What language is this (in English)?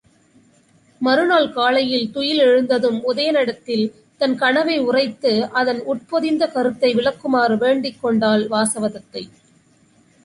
Tamil